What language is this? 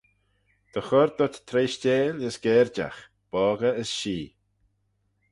Manx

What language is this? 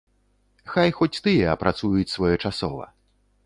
Belarusian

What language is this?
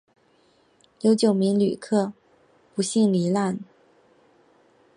Chinese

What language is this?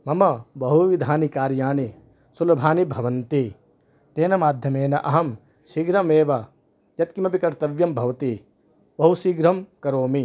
Sanskrit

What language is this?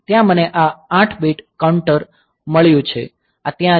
Gujarati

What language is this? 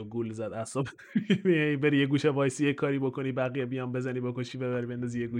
Persian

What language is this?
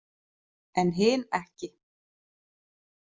Icelandic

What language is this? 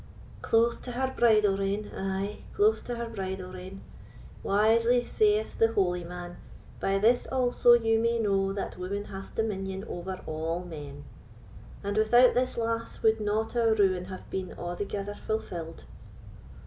English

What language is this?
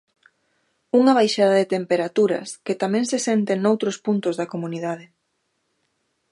Galician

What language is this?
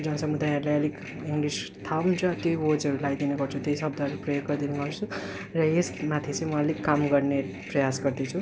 Nepali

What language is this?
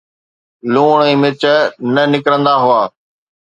Sindhi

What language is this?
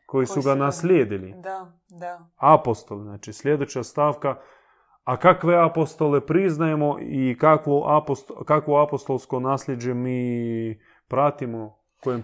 Croatian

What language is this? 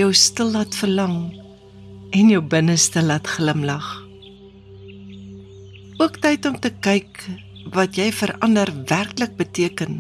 Dutch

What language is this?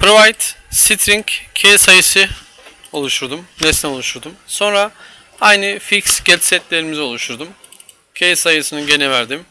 Turkish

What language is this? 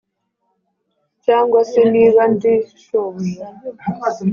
Kinyarwanda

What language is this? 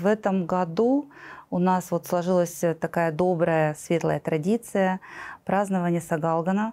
Russian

